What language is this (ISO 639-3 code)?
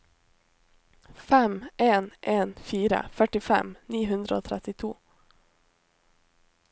nor